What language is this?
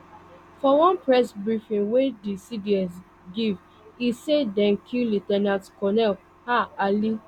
Nigerian Pidgin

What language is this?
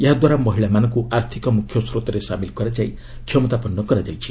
Odia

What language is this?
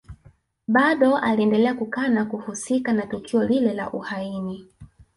Swahili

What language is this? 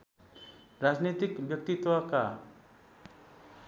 Nepali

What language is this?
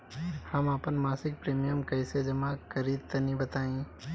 Bhojpuri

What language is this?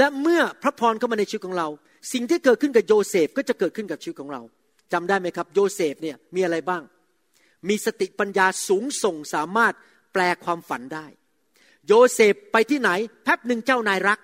Thai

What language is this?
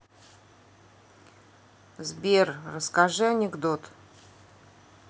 Russian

